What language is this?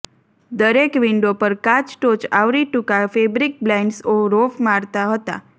Gujarati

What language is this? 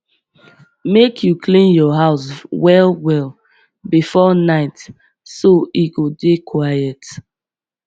Nigerian Pidgin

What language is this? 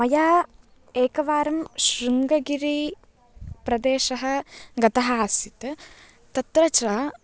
Sanskrit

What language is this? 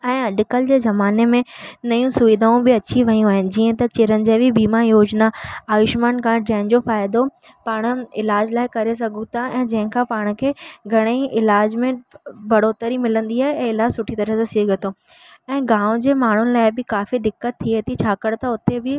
Sindhi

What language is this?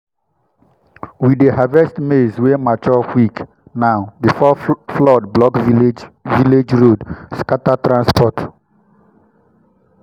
Nigerian Pidgin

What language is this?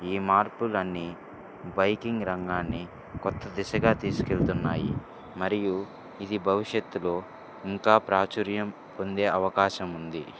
Telugu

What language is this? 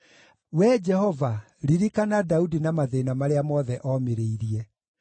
Kikuyu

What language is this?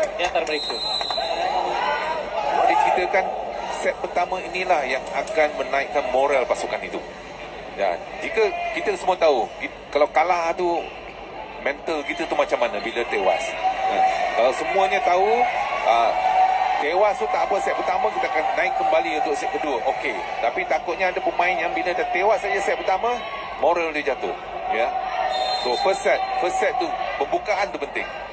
Malay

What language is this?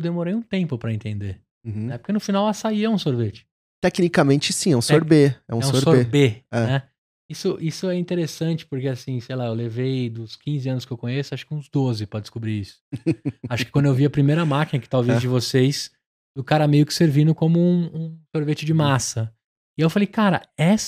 Portuguese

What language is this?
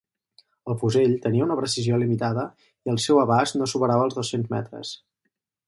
Catalan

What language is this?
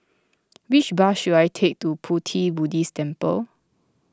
English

